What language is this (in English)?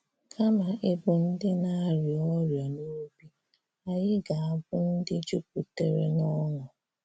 Igbo